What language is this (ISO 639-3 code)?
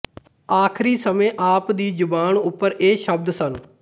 pan